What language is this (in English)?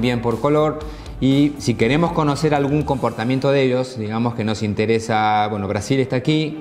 Spanish